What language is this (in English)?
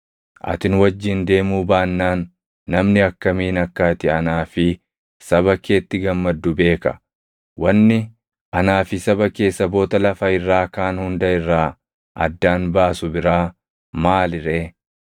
Oromo